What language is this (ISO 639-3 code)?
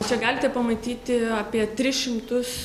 lit